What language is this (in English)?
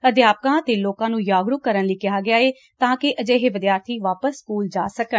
Punjabi